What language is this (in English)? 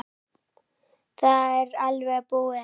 Icelandic